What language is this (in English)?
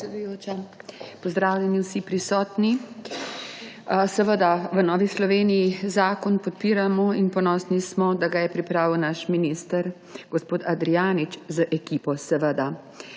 Slovenian